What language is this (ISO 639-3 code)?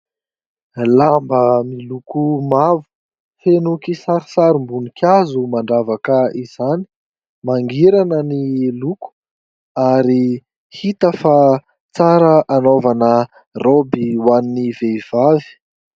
mlg